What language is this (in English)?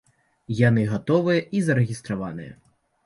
Belarusian